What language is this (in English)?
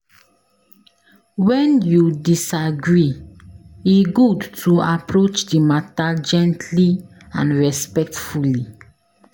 Nigerian Pidgin